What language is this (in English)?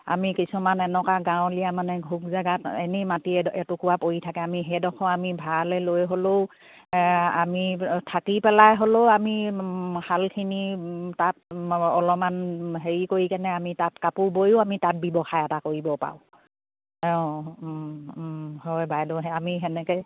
Assamese